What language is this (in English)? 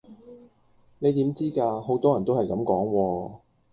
Cantonese